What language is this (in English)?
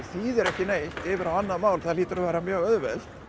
Icelandic